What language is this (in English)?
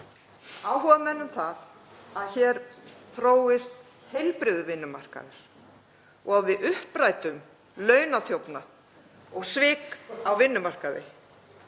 Icelandic